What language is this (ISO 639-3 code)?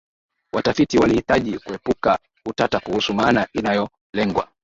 swa